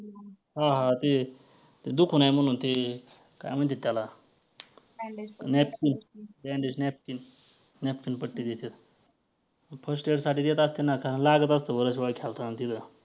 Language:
Marathi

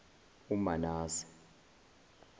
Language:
Zulu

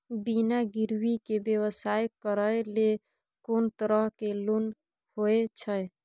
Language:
Maithili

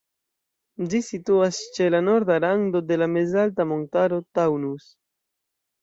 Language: Esperanto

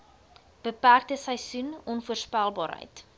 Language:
Afrikaans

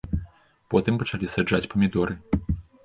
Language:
Belarusian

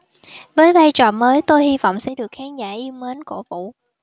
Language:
Vietnamese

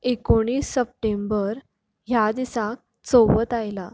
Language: Konkani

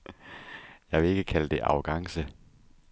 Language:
Danish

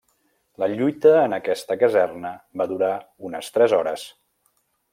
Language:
Catalan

